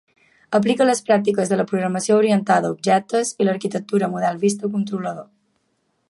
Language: Catalan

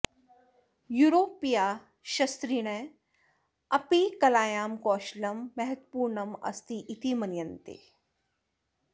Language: Sanskrit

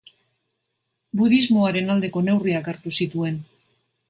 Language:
Basque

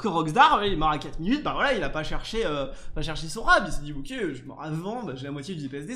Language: French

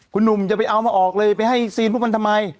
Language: Thai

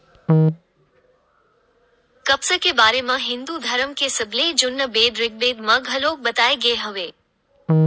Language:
Chhattisgarhi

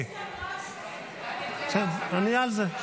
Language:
Hebrew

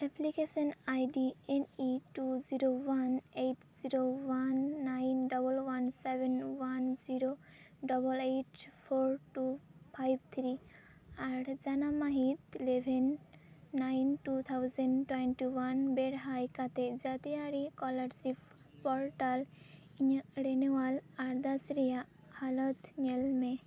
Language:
Santali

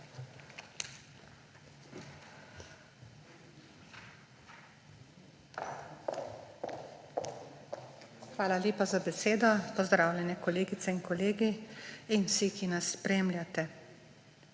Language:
Slovenian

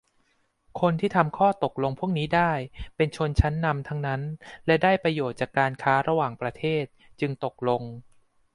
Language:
Thai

